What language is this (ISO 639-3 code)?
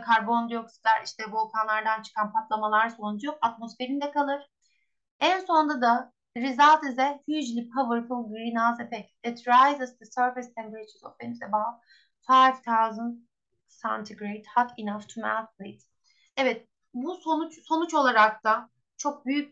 tur